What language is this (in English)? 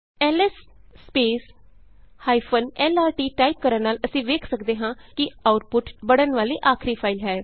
Punjabi